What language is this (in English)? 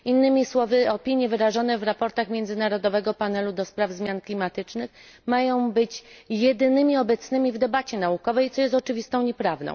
Polish